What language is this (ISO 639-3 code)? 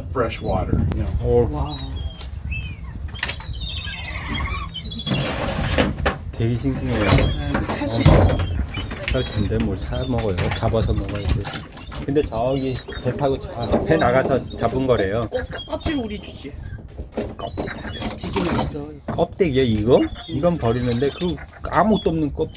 kor